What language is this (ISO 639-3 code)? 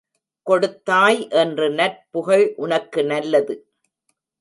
tam